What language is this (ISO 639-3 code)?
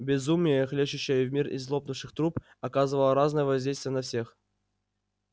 rus